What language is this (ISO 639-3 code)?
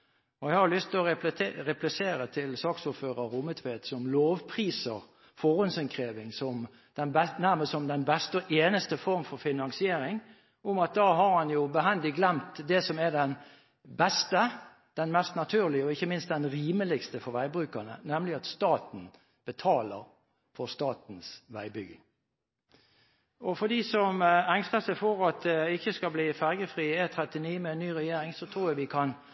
nob